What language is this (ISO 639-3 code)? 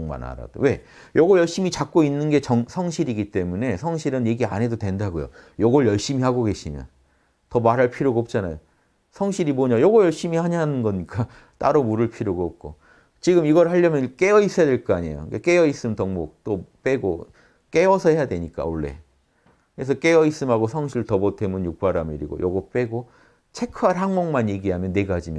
kor